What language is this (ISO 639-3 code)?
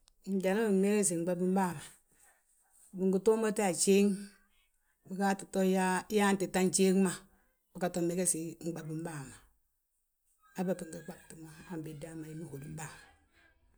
bjt